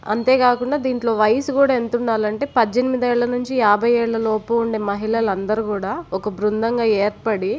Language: Telugu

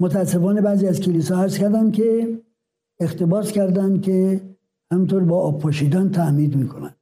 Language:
Persian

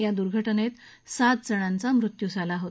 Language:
Marathi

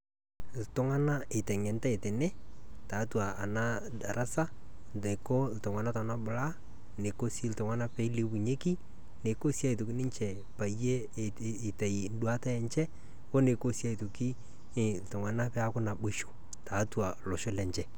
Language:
Masai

